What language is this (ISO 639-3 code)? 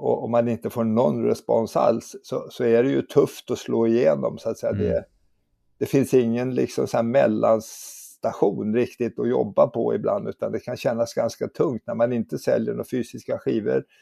swe